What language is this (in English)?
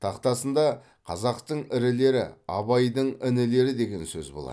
Kazakh